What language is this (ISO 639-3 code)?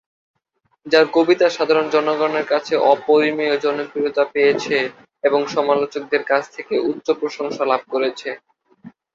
ben